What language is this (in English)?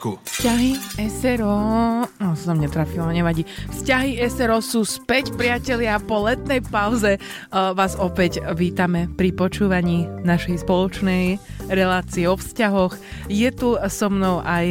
Slovak